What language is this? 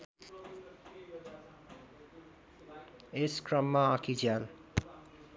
Nepali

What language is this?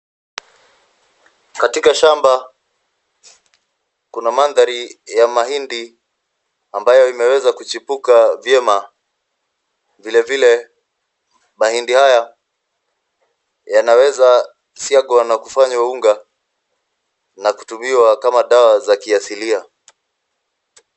Swahili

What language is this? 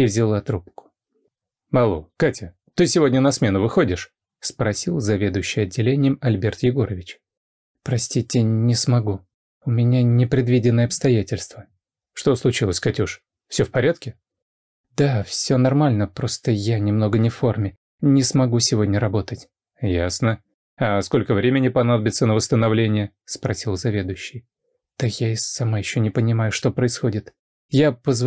Russian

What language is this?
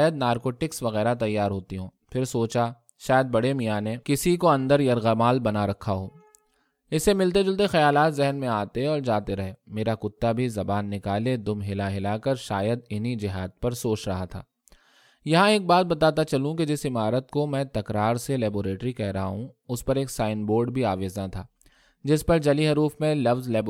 Urdu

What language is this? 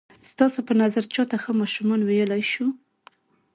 Pashto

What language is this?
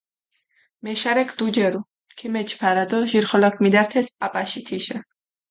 Mingrelian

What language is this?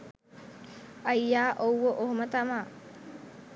Sinhala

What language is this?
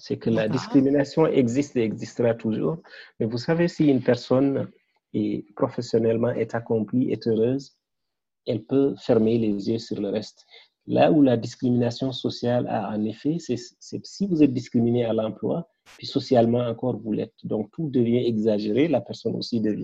French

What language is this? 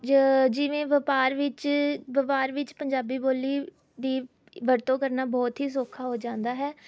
Punjabi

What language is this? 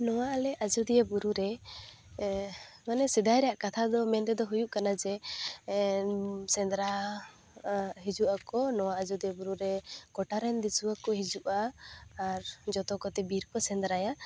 Santali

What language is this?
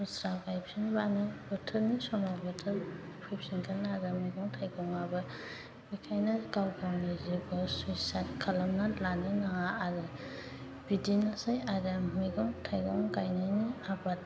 Bodo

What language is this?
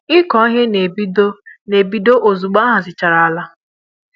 Igbo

